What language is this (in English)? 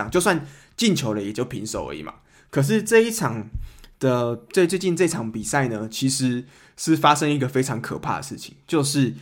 Chinese